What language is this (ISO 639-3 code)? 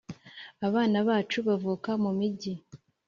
kin